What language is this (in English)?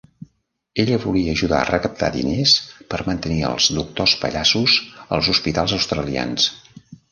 Catalan